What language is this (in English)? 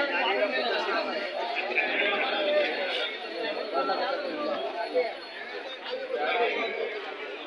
Kannada